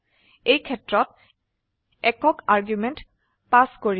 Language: Assamese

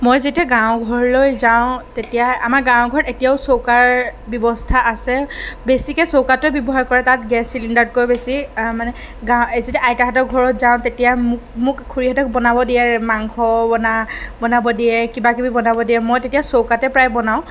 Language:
Assamese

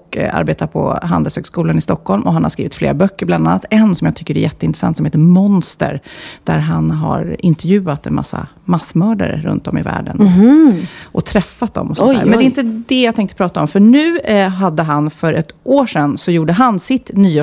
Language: Swedish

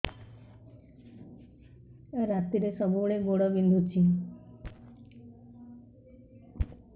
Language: Odia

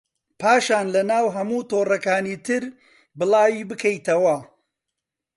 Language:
Central Kurdish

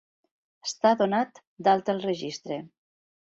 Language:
Catalan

